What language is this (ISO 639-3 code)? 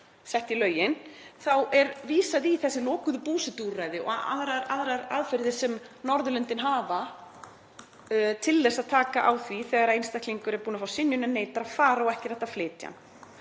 isl